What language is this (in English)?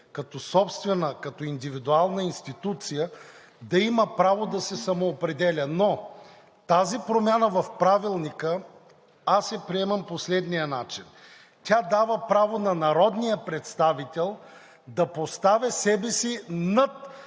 Bulgarian